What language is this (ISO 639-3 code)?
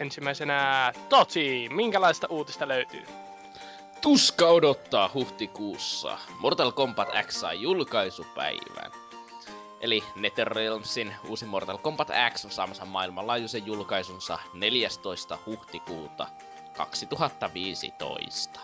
fin